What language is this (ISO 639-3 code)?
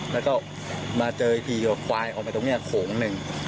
tha